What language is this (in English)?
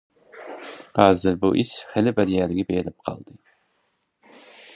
Uyghur